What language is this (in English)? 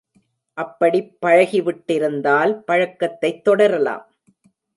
Tamil